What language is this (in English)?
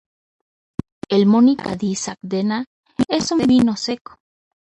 Spanish